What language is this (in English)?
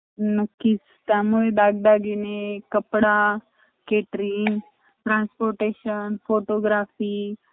Marathi